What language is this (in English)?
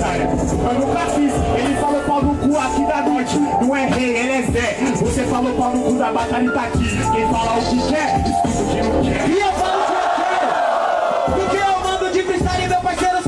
Portuguese